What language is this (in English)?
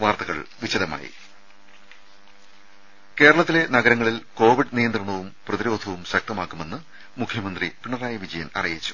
Malayalam